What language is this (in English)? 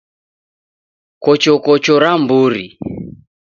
Taita